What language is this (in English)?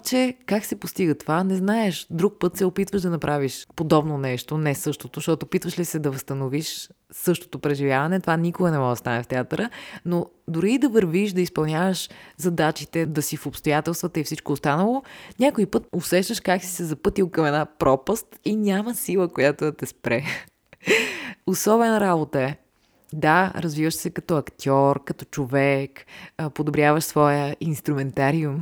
Bulgarian